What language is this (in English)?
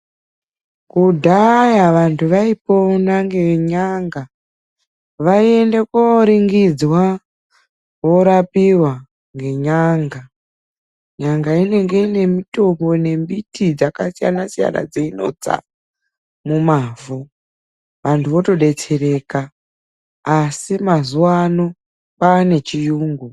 Ndau